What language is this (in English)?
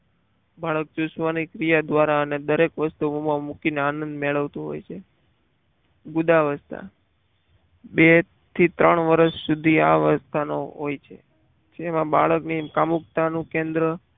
Gujarati